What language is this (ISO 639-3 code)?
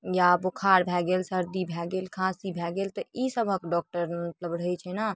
mai